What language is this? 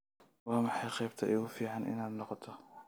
Somali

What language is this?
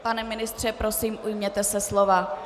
Czech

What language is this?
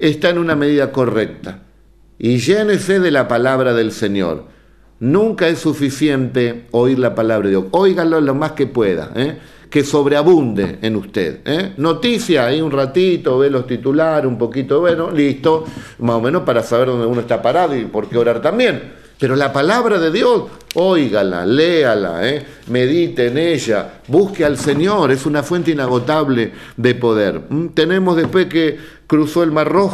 Spanish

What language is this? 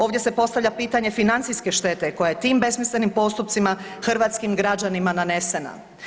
Croatian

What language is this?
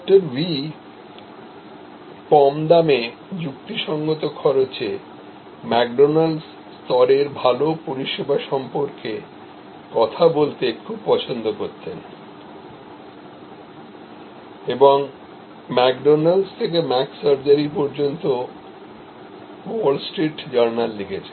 Bangla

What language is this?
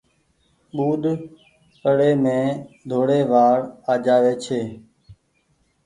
Goaria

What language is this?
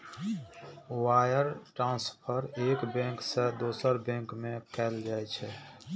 Maithili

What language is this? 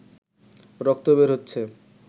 Bangla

